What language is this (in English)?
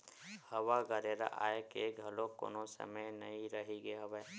Chhattisgarhi